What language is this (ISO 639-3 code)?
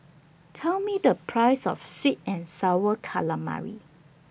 eng